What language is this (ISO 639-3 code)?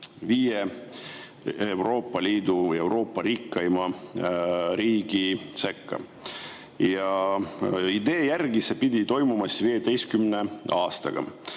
est